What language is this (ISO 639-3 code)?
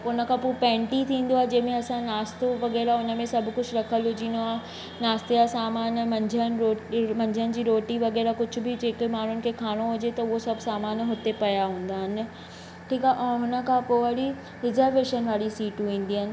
snd